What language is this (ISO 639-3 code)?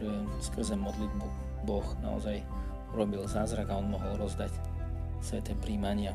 slk